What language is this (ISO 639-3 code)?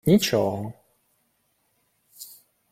ukr